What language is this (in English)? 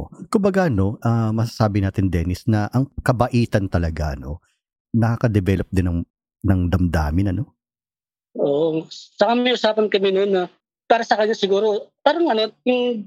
Filipino